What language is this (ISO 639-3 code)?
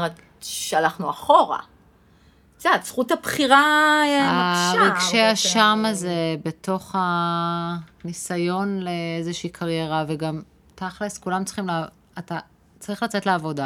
heb